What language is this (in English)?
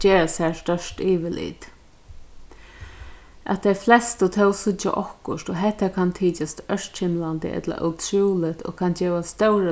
Faroese